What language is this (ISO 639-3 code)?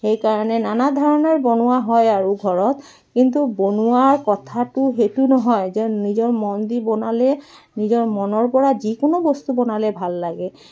asm